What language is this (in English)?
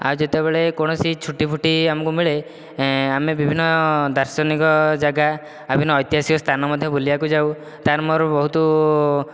Odia